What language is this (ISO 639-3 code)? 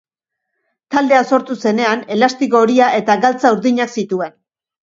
eus